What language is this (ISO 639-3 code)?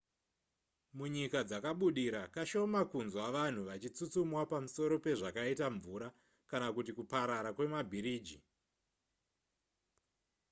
sna